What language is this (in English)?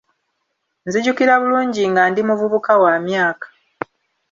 Ganda